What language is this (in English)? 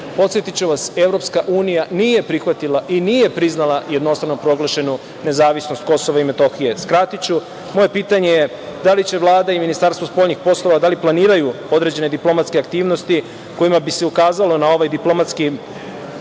Serbian